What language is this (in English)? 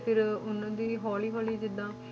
Punjabi